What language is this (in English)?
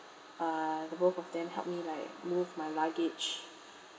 English